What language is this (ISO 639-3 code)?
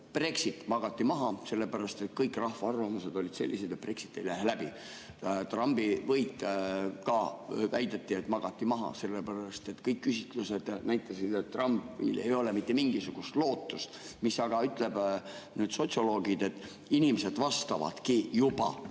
est